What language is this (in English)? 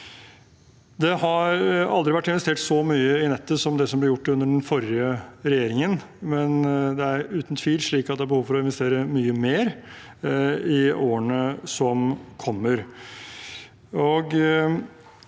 Norwegian